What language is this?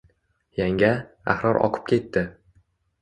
Uzbek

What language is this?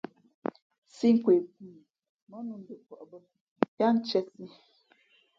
Fe'fe'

